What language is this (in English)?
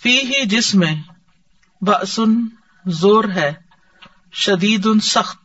Urdu